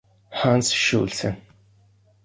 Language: Italian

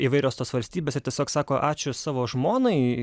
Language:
Lithuanian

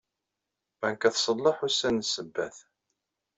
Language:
Kabyle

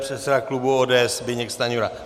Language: Czech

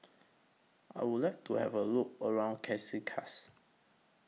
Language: English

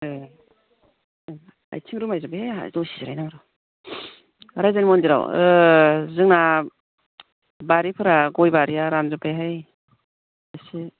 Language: Bodo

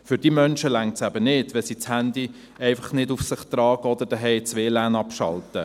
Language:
Swiss German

